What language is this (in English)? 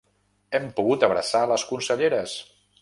Catalan